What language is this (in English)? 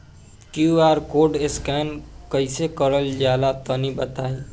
Bhojpuri